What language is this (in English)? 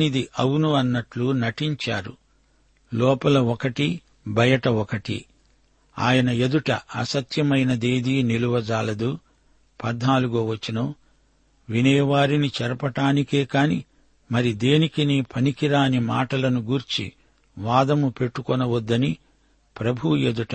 Telugu